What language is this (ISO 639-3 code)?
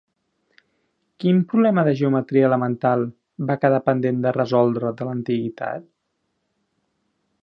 cat